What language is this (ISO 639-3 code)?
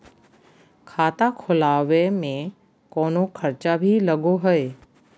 mag